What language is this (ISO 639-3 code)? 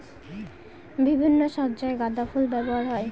ben